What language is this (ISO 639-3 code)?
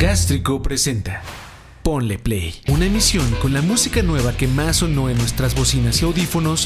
spa